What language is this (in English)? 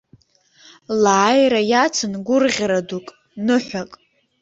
Abkhazian